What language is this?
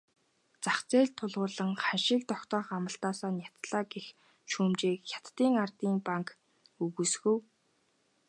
Mongolian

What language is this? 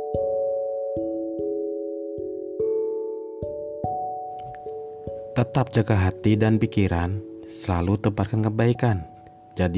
Indonesian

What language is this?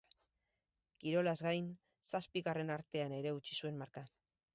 Basque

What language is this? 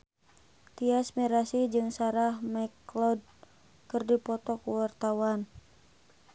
Sundanese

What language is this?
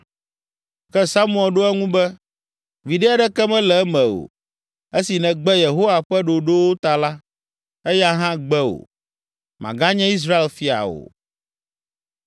Ewe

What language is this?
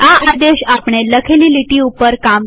Gujarati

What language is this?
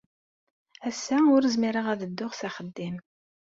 Kabyle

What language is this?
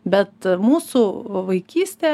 Lithuanian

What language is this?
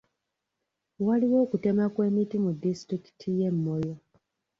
Ganda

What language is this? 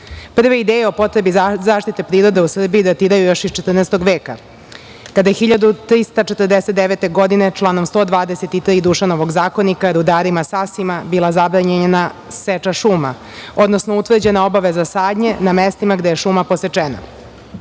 Serbian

